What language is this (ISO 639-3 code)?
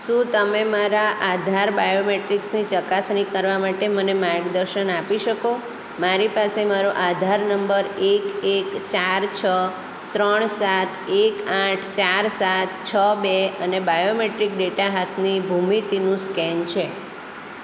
guj